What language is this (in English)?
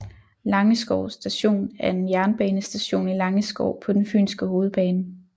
Danish